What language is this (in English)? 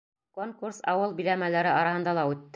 Bashkir